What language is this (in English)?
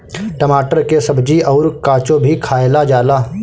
Bhojpuri